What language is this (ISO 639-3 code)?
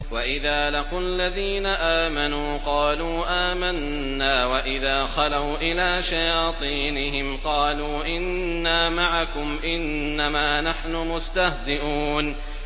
ara